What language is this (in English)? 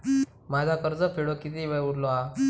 Marathi